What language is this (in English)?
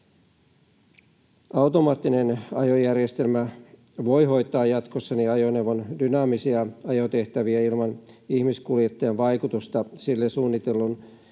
Finnish